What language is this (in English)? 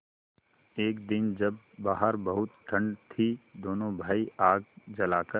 Hindi